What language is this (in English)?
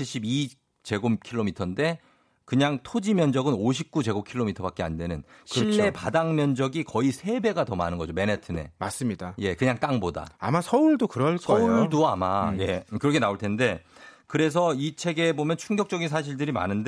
Korean